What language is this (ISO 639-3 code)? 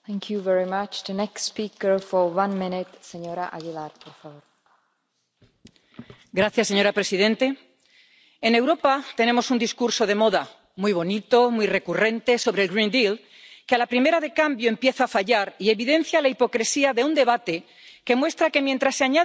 spa